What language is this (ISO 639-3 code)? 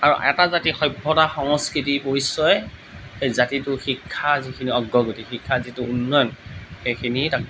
asm